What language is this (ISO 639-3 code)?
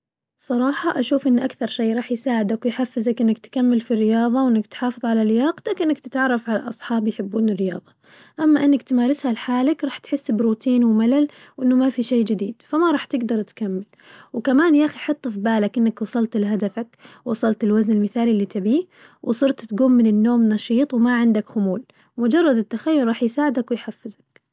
ars